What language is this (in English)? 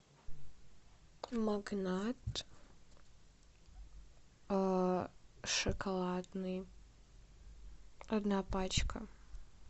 Russian